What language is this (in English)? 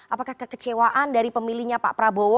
Indonesian